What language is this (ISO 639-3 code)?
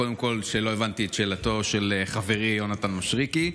heb